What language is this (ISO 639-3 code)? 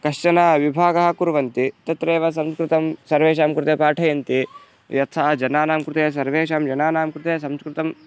san